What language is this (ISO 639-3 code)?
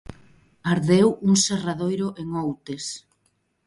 glg